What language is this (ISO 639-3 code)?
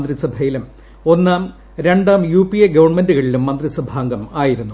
mal